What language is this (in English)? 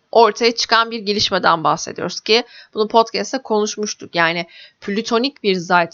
Turkish